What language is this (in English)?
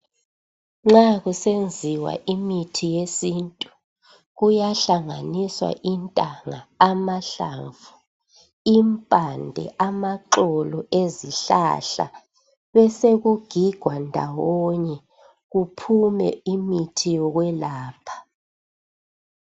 North Ndebele